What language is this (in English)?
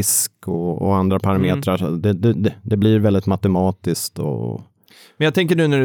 Swedish